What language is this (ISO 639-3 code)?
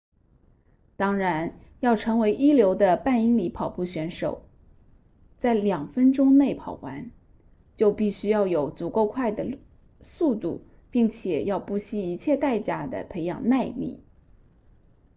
zho